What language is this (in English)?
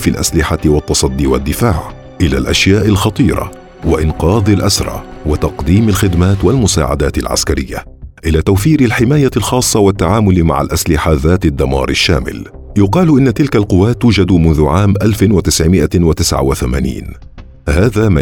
Arabic